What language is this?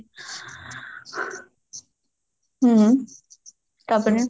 Odia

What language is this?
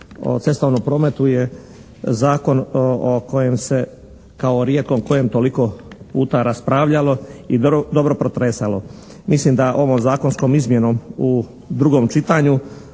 Croatian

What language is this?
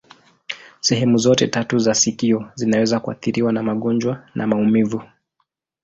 Swahili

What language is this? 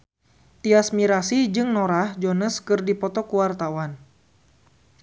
Sundanese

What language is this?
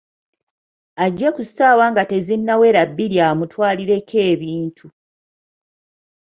Ganda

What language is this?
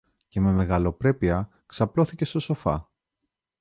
Greek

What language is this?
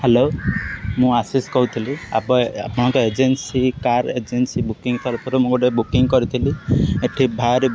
Odia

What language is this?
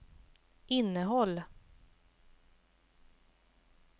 Swedish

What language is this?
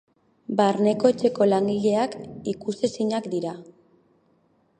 Basque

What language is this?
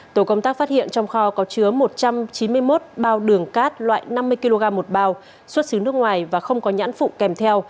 Vietnamese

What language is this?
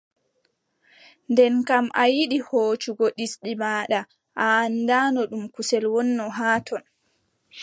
Adamawa Fulfulde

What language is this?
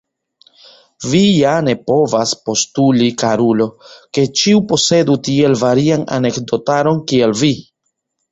Esperanto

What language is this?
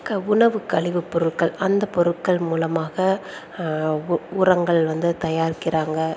Tamil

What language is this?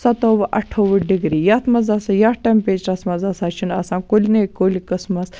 Kashmiri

